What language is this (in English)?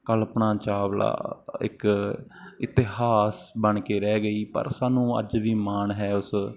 Punjabi